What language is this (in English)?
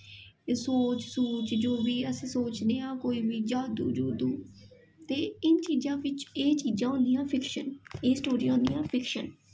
Dogri